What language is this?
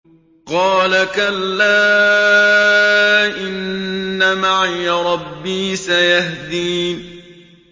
Arabic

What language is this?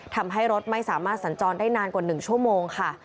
Thai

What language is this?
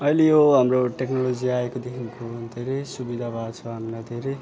Nepali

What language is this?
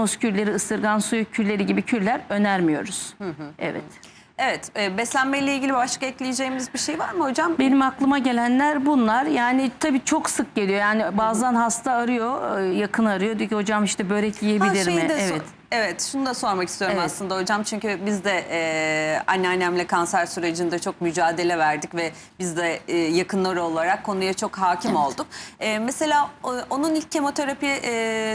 Turkish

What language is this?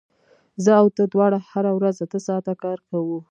Pashto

